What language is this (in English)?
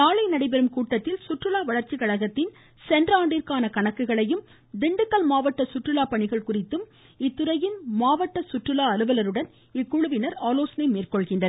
Tamil